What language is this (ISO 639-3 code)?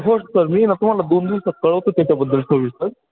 mar